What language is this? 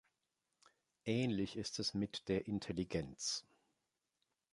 German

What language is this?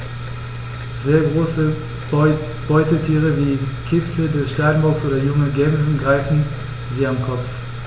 German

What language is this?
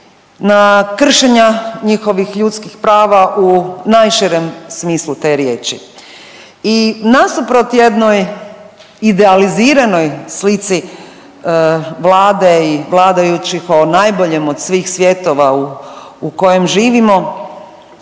Croatian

